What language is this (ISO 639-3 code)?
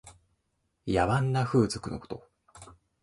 jpn